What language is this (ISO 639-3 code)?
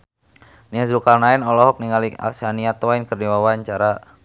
sun